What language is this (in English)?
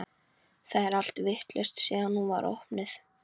Icelandic